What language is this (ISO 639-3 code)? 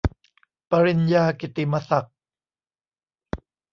tha